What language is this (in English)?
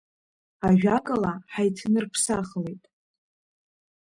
Abkhazian